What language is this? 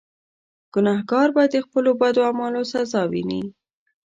Pashto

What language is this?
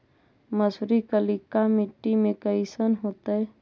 Magahi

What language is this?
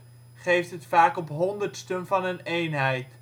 Dutch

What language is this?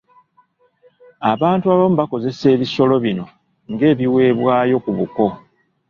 Ganda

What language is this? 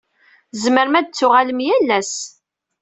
Kabyle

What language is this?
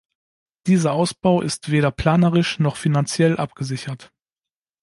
German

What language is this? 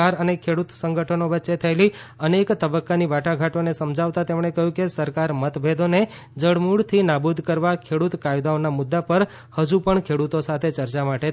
Gujarati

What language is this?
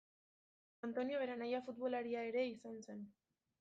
Basque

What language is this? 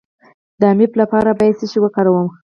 Pashto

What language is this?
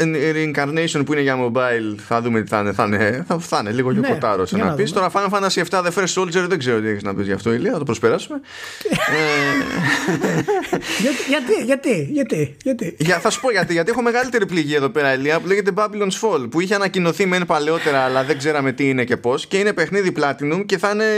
Greek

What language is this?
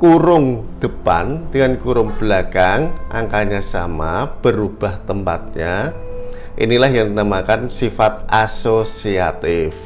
Indonesian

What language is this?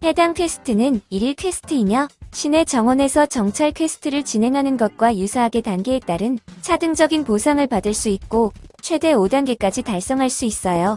Korean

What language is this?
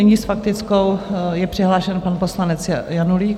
Czech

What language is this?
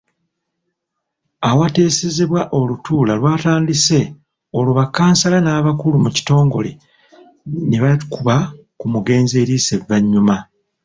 Ganda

